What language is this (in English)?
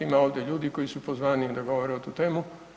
Croatian